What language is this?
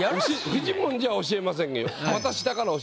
Japanese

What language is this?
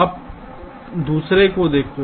Hindi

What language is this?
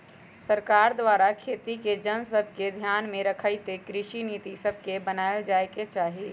Magahi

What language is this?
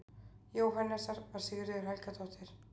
Icelandic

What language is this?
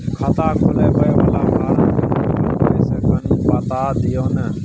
Maithili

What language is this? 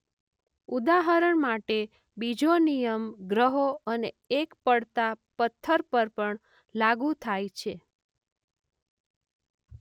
Gujarati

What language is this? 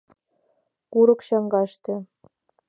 Mari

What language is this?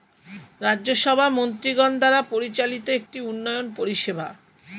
Bangla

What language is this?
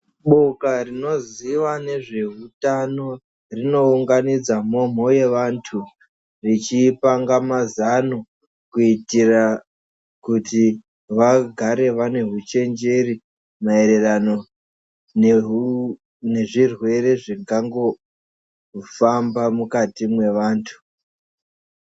Ndau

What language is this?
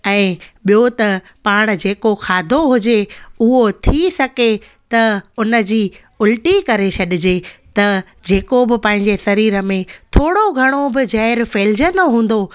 Sindhi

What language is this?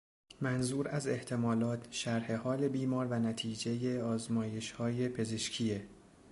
Persian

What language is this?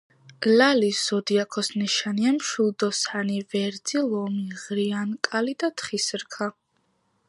Georgian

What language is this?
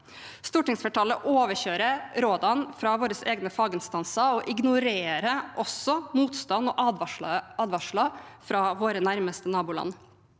Norwegian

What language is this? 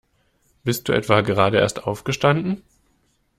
German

